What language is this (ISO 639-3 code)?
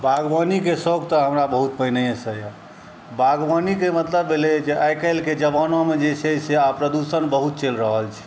mai